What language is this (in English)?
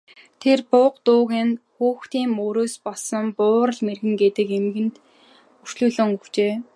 Mongolian